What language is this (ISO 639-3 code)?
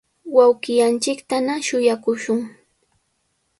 qws